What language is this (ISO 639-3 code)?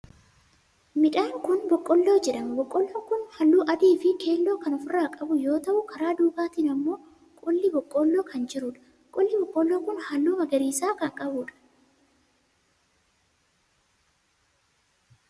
orm